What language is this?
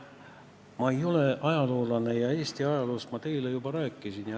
Estonian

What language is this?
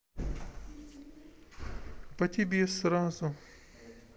Russian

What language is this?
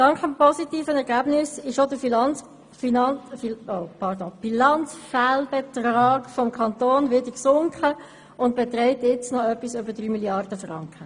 Swiss German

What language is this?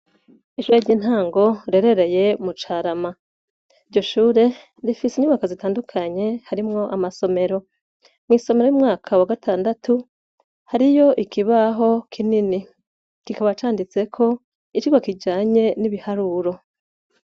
Rundi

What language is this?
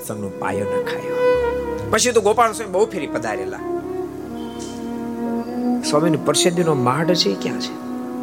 Gujarati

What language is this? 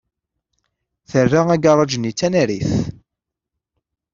Kabyle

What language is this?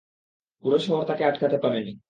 Bangla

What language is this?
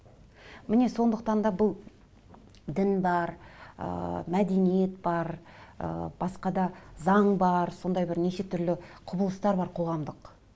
Kazakh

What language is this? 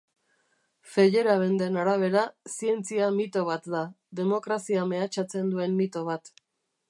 Basque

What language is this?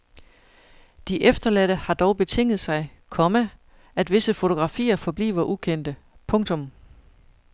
Danish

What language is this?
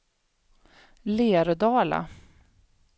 Swedish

